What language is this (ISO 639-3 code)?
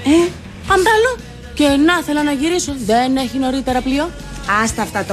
ell